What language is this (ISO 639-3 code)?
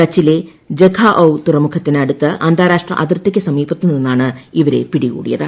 mal